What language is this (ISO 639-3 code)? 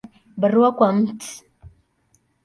swa